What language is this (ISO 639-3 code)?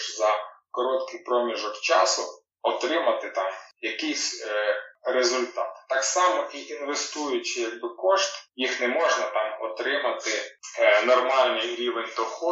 ukr